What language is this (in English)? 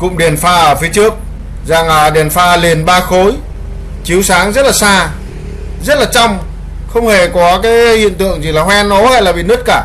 Vietnamese